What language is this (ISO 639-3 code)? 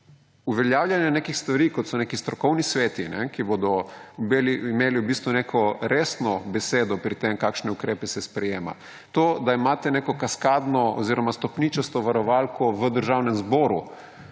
slv